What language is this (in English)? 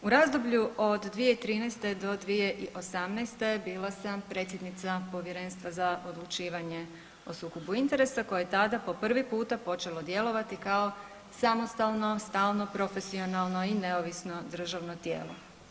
Croatian